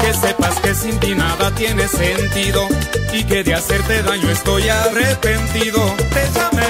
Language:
Spanish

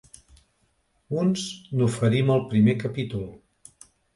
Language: Catalan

